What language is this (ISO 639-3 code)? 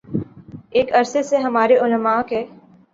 urd